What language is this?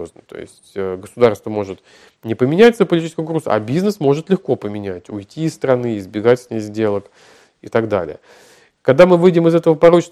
Russian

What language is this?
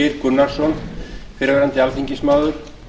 Icelandic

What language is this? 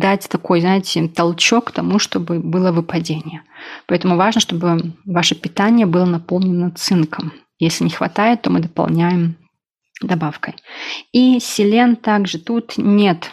Russian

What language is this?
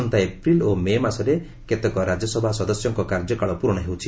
Odia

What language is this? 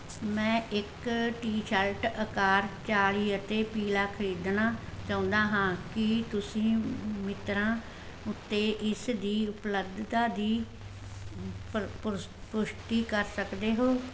Punjabi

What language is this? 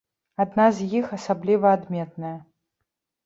Belarusian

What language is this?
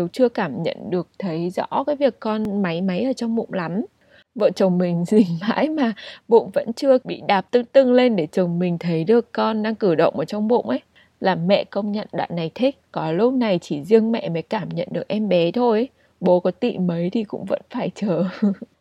Vietnamese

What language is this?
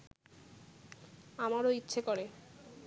Bangla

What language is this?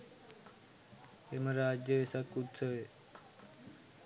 Sinhala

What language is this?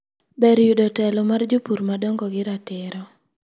Luo (Kenya and Tanzania)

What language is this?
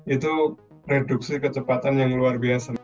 Indonesian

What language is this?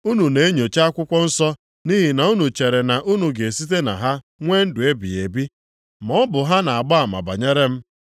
Igbo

